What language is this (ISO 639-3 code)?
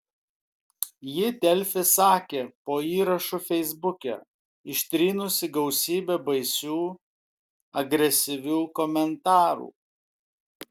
lit